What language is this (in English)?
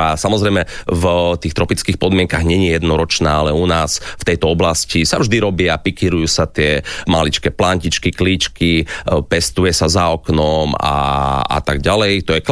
Slovak